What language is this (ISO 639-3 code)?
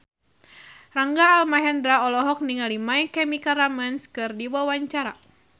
sun